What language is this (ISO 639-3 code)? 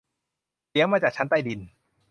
tha